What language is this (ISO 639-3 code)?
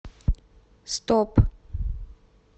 rus